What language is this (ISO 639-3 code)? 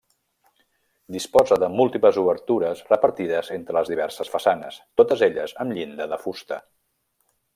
cat